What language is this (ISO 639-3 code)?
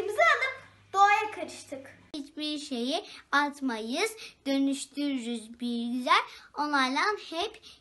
tur